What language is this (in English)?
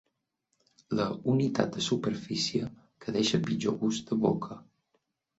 Catalan